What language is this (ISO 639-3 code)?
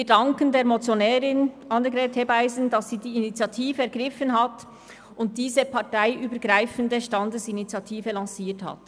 gsw